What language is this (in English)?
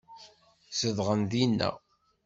Kabyle